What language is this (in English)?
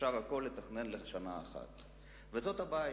Hebrew